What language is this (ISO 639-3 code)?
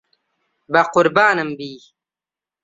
ckb